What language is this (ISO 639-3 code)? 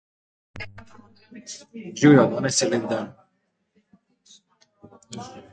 slv